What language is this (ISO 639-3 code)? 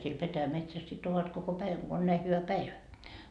fin